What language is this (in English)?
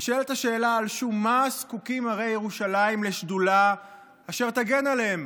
Hebrew